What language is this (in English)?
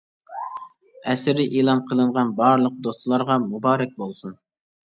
Uyghur